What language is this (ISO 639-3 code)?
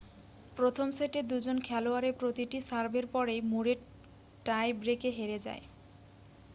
ben